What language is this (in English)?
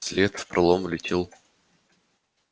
Russian